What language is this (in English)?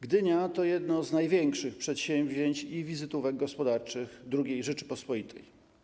Polish